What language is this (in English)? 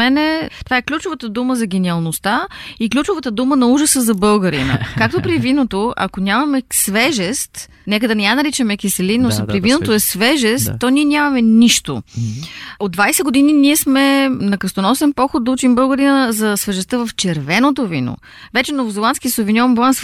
Bulgarian